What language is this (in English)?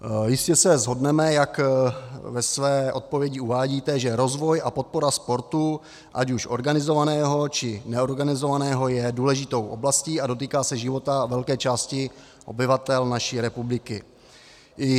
Czech